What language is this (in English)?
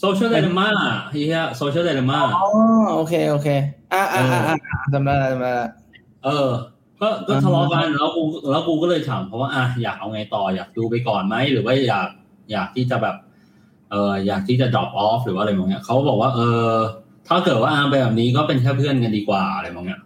Thai